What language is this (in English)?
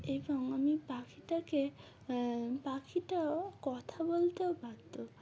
Bangla